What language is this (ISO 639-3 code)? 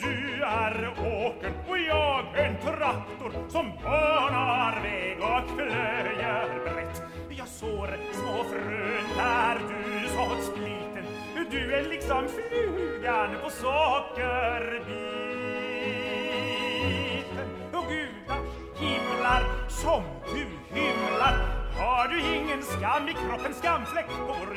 swe